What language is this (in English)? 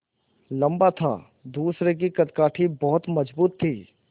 Hindi